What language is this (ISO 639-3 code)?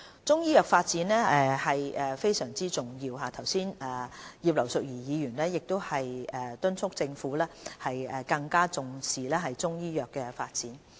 yue